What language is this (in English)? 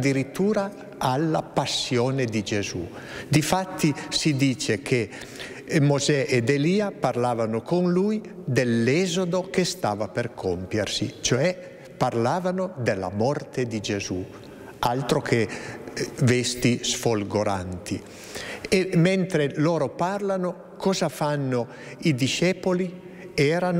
Italian